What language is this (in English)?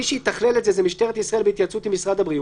Hebrew